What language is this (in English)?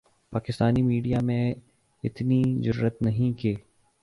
Urdu